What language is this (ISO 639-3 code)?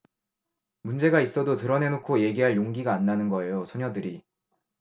kor